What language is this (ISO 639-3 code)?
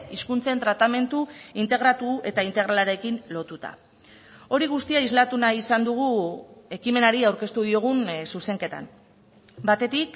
eus